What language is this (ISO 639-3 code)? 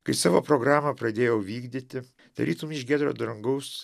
lit